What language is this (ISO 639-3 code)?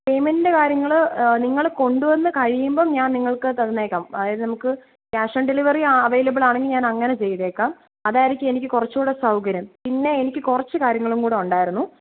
mal